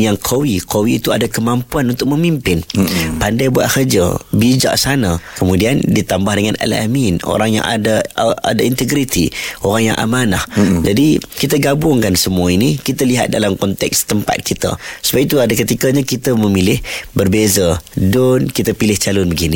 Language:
Malay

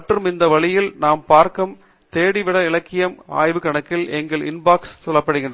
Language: Tamil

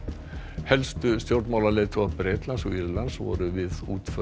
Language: Icelandic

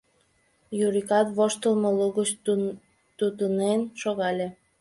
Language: Mari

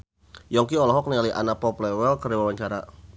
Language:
Sundanese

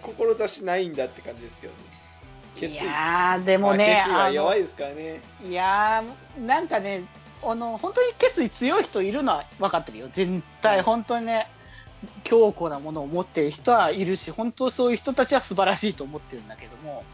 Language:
Japanese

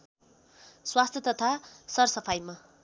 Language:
Nepali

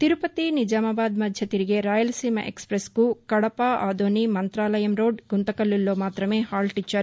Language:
Telugu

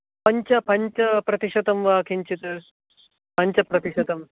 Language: Sanskrit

